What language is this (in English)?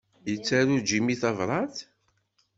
Kabyle